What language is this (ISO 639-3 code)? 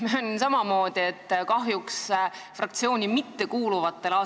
est